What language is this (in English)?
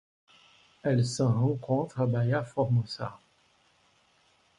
French